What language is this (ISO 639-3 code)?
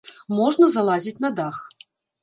bel